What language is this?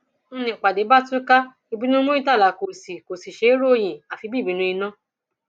Yoruba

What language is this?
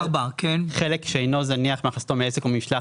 Hebrew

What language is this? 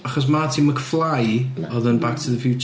Welsh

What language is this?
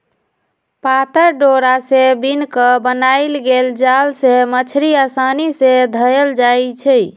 Magahi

